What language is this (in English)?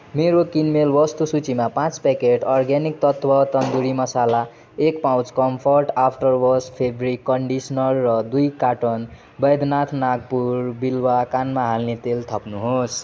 Nepali